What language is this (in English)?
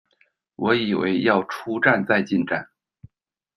Chinese